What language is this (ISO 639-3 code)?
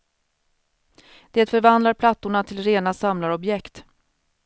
swe